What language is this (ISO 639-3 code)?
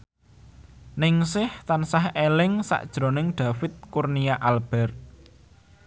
jav